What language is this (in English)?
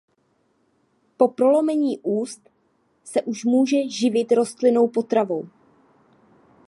Czech